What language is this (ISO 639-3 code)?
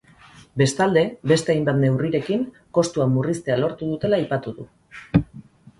eus